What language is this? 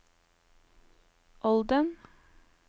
Norwegian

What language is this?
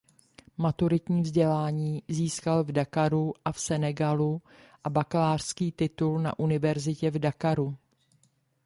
Czech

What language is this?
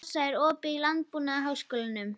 Icelandic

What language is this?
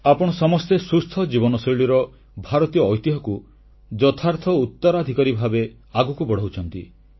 Odia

